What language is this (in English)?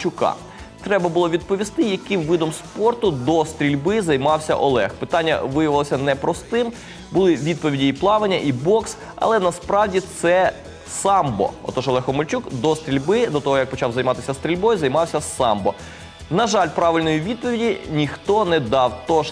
Ukrainian